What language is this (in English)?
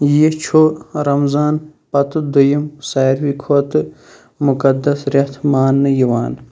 Kashmiri